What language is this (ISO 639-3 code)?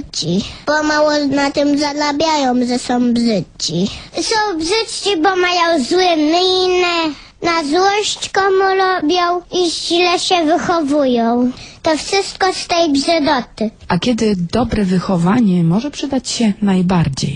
pol